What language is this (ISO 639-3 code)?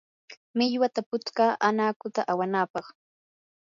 qur